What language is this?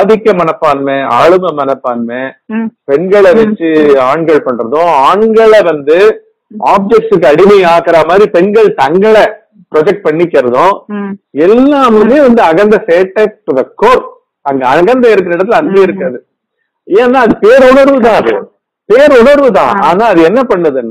Korean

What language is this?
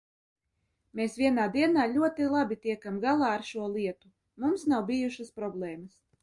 Latvian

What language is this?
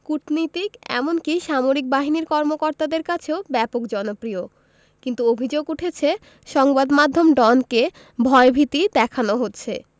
Bangla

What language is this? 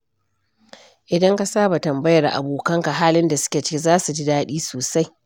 Hausa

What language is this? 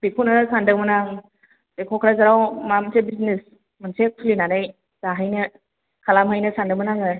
Bodo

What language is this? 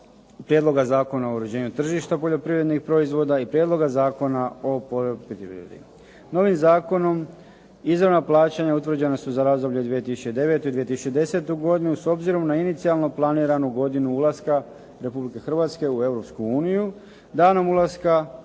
Croatian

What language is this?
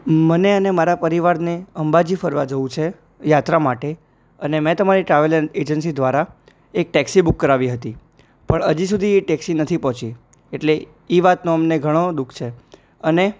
Gujarati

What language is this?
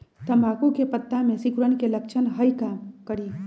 Magahi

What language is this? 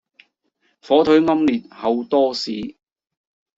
Cantonese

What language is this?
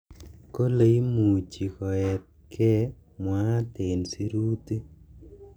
Kalenjin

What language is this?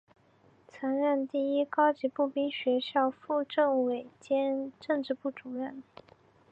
Chinese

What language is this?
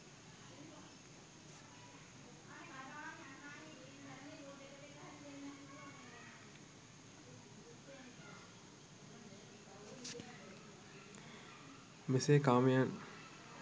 Sinhala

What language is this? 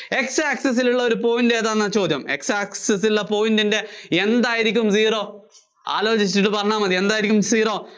Malayalam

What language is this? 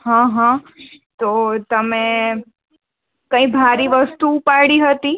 Gujarati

